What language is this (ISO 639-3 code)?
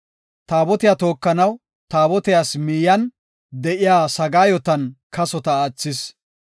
gof